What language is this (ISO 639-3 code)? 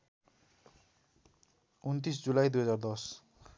nep